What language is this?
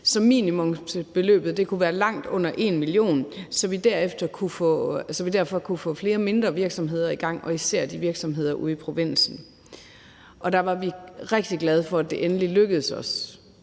Danish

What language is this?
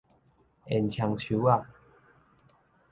Min Nan Chinese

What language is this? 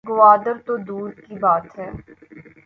Urdu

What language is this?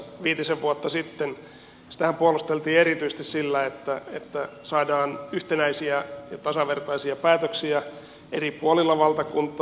Finnish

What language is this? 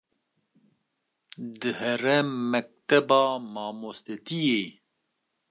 Kurdish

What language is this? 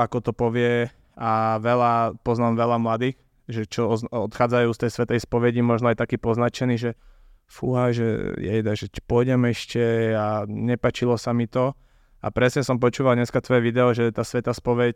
Slovak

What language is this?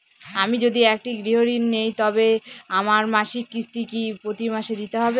Bangla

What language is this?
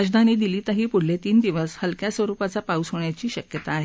Marathi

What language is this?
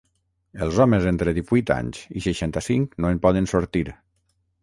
Catalan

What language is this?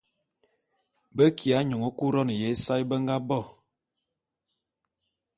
Bulu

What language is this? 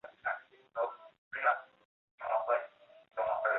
Chinese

